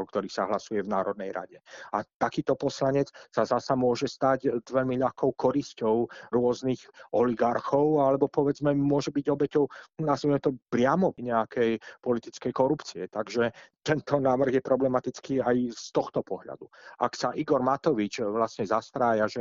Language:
Slovak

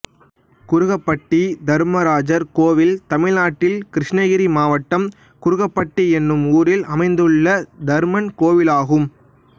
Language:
Tamil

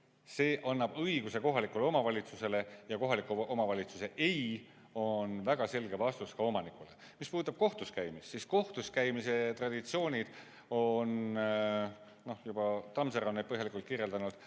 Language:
Estonian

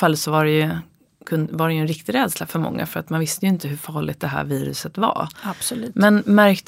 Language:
Swedish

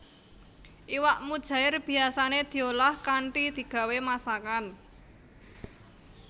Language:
Javanese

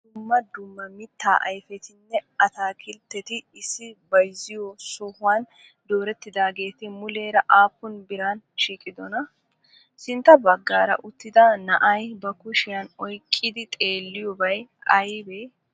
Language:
Wolaytta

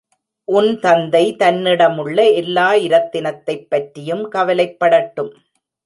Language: Tamil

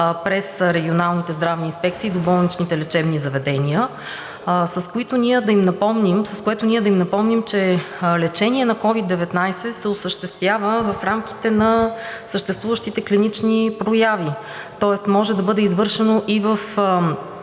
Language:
Bulgarian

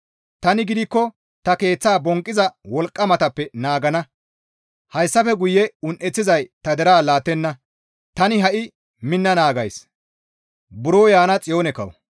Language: Gamo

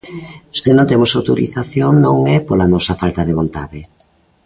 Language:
Galician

